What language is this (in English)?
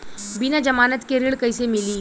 Bhojpuri